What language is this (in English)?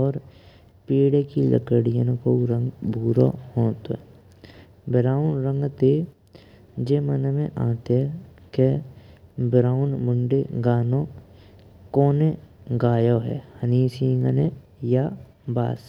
Braj